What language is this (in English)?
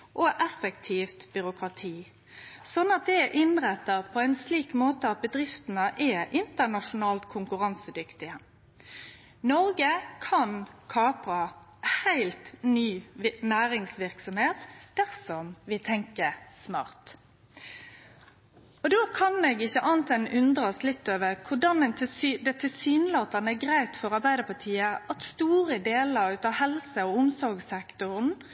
Norwegian Nynorsk